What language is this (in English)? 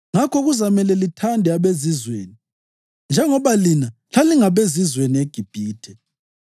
North Ndebele